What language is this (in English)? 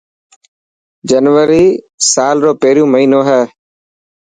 Dhatki